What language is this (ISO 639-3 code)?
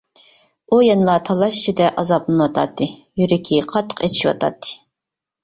uig